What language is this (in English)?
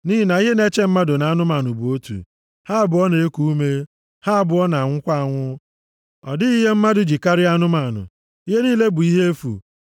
Igbo